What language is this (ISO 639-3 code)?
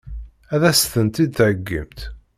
kab